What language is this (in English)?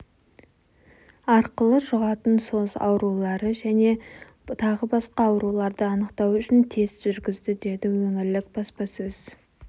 Kazakh